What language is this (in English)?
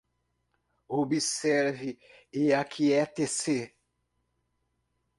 Portuguese